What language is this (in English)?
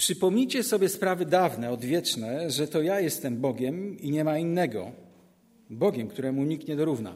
Polish